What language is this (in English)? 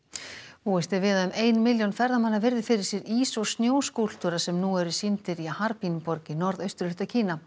Icelandic